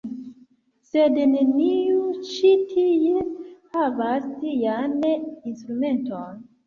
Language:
Esperanto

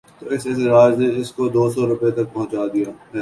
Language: Urdu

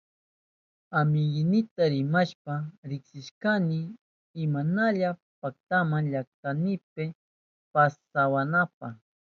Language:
Southern Pastaza Quechua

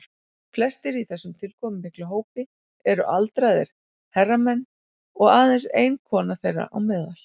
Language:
Icelandic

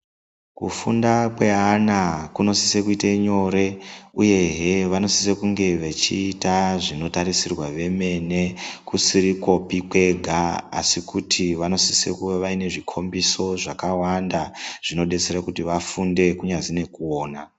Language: Ndau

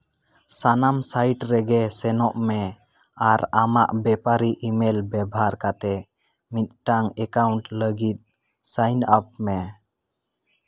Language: Santali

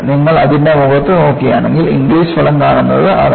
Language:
Malayalam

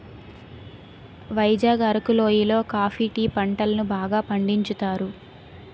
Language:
Telugu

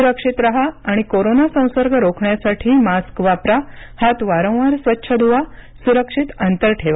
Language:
Marathi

